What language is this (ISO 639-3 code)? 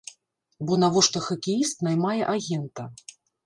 bel